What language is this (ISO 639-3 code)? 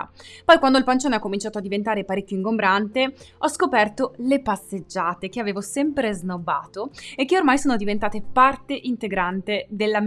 ita